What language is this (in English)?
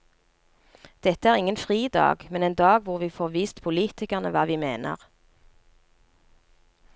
Norwegian